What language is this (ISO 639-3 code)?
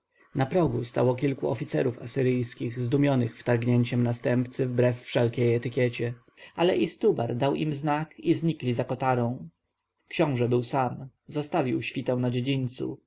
pol